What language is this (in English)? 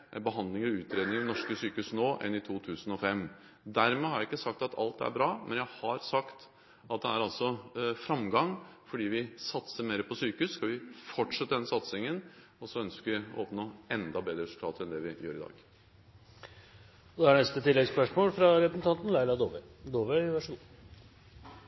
Norwegian